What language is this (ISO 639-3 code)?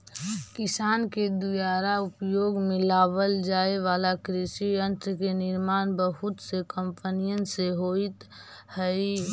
mag